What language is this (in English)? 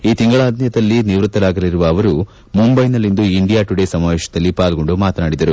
Kannada